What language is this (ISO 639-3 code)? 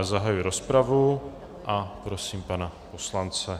ces